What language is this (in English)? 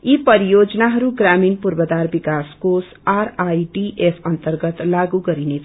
Nepali